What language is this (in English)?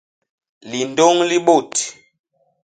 Basaa